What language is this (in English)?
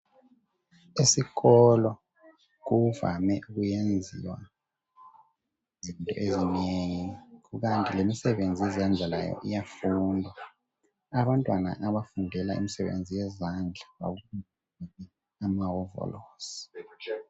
North Ndebele